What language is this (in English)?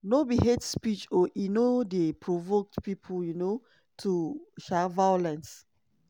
Nigerian Pidgin